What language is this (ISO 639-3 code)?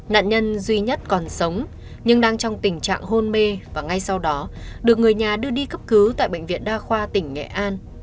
vie